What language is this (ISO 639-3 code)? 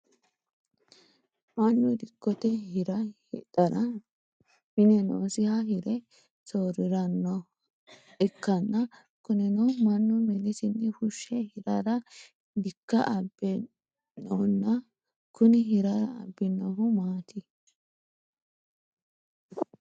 sid